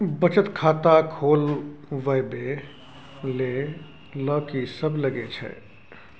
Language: Maithili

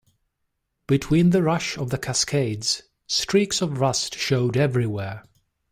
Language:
English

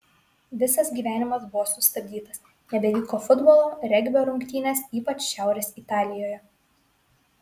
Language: Lithuanian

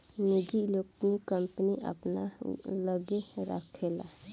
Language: Bhojpuri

